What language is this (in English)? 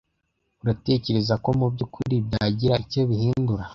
Kinyarwanda